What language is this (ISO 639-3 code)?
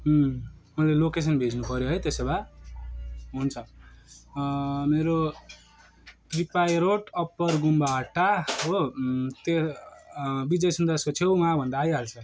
nep